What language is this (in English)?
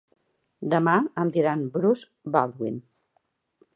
Catalan